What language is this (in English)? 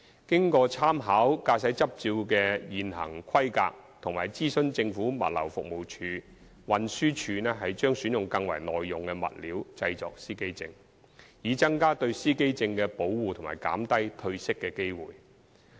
Cantonese